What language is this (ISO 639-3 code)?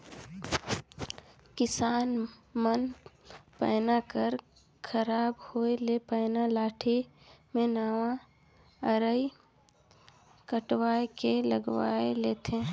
hne